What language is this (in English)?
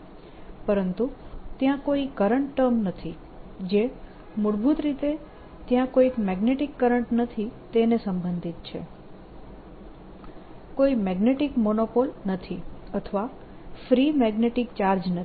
Gujarati